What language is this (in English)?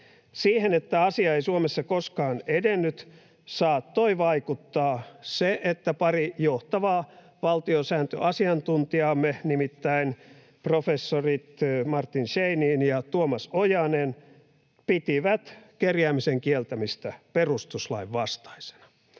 Finnish